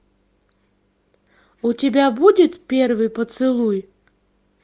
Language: Russian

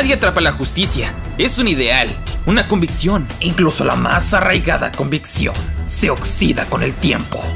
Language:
Spanish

